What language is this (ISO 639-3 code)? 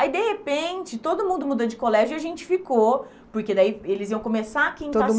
por